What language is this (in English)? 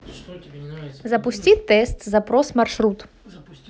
Russian